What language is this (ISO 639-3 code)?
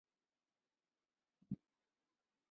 zho